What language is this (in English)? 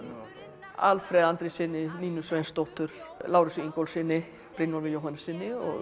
Icelandic